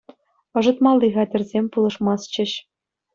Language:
Chuvash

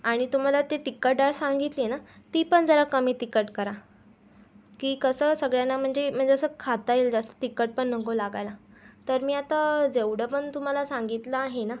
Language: Marathi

